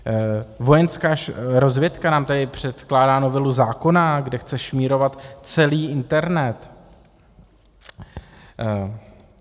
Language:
Czech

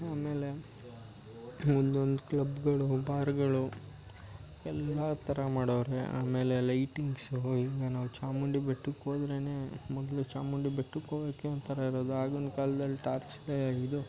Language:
Kannada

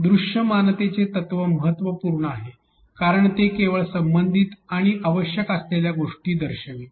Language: Marathi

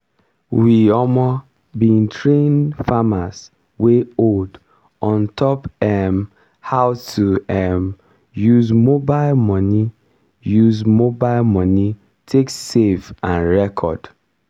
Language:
Nigerian Pidgin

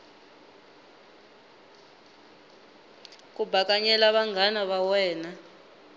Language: Tsonga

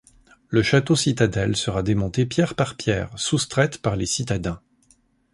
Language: French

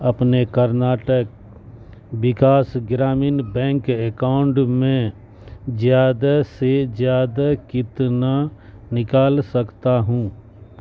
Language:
Urdu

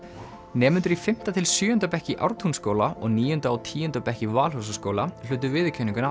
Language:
Icelandic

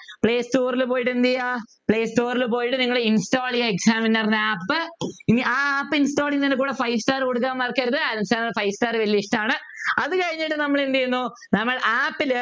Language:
Malayalam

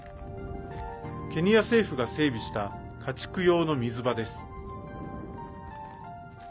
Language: Japanese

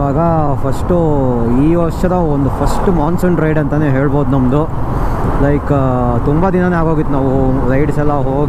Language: Korean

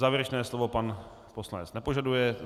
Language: Czech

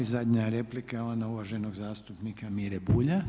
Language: Croatian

